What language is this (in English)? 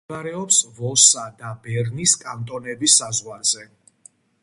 Georgian